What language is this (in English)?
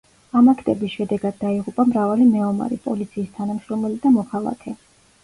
Georgian